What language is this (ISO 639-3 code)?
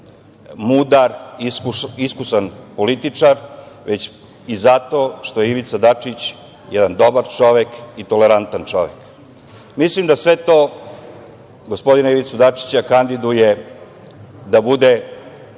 srp